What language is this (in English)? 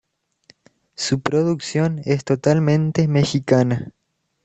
Spanish